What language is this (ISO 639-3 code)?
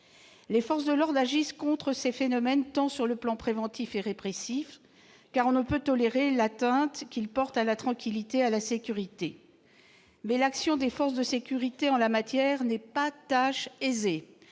fra